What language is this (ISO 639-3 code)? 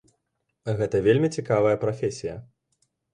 bel